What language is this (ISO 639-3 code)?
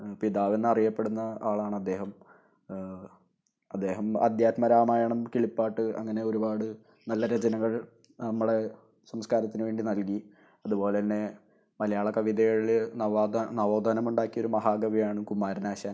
mal